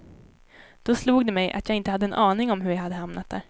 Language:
Swedish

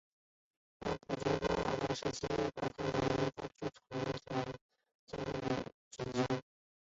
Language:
Chinese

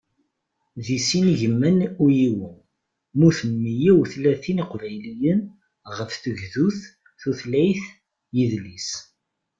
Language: Kabyle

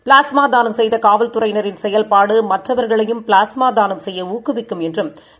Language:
Tamil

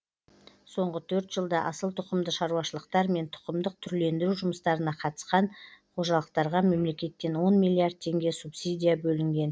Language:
Kazakh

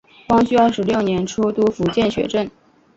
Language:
Chinese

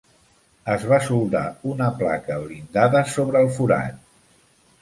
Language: Catalan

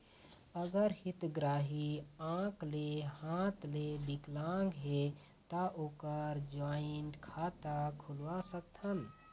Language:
Chhattisgarhi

